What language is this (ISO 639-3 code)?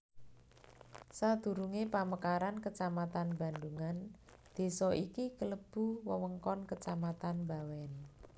jav